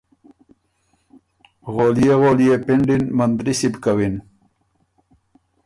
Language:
Ormuri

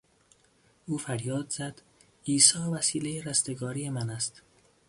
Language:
Persian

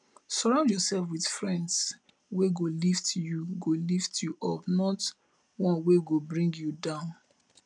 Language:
Nigerian Pidgin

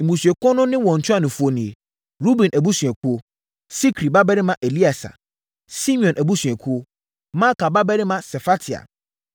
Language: Akan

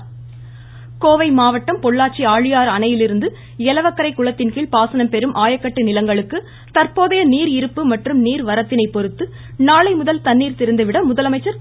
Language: Tamil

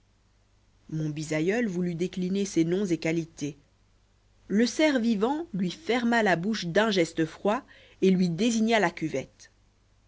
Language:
French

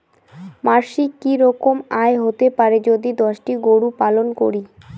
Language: Bangla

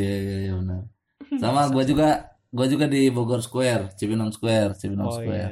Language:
Indonesian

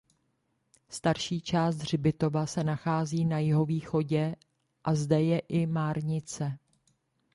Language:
Czech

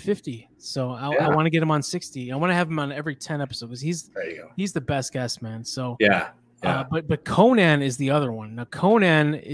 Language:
English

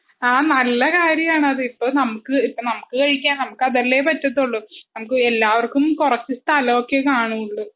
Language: Malayalam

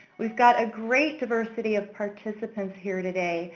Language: English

